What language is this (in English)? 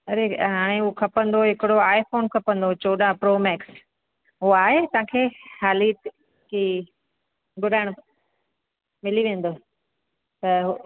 Sindhi